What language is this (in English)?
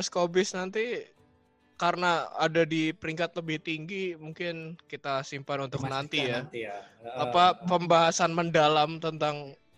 Indonesian